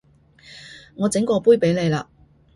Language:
Cantonese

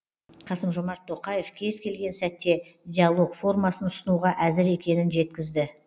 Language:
Kazakh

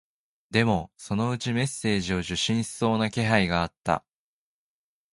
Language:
Japanese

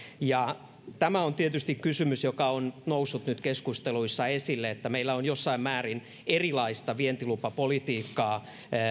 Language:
Finnish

